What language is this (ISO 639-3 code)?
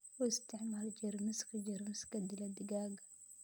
som